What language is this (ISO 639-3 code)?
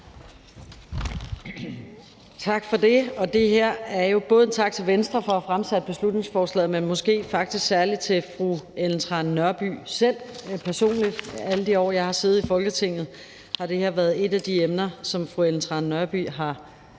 dan